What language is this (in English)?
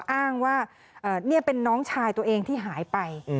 Thai